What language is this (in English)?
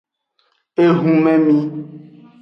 Aja (Benin)